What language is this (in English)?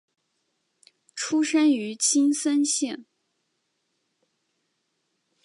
Chinese